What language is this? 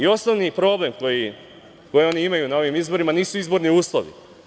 Serbian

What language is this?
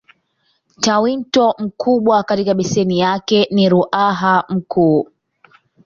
Swahili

